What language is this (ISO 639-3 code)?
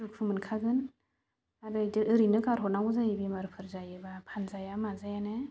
brx